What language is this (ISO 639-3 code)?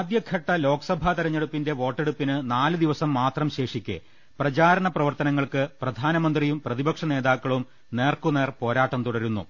mal